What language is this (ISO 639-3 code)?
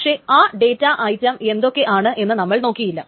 mal